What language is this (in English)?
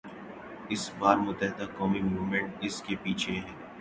Urdu